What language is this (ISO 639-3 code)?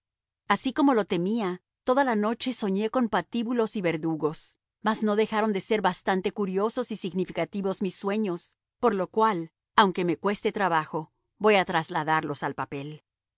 spa